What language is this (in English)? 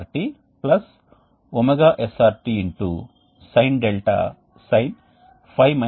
Telugu